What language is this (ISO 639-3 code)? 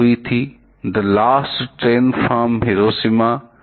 hin